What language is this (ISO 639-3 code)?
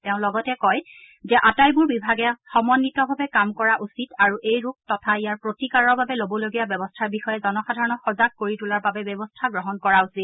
asm